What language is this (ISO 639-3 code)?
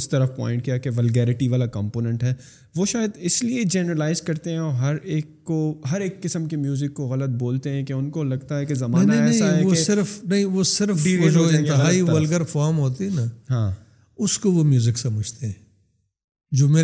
urd